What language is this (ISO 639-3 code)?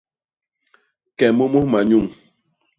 bas